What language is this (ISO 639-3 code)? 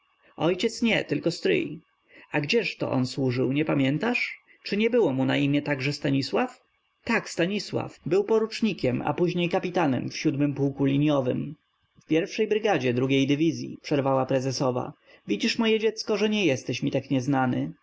pol